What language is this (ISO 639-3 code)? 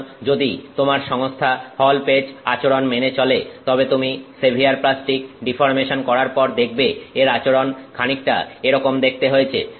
ben